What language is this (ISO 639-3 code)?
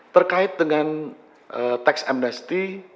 ind